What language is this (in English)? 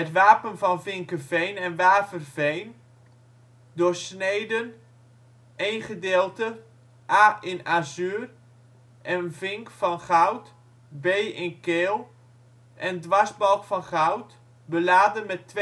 Dutch